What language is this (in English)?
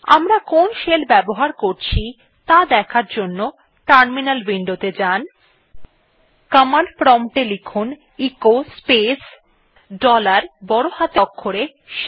Bangla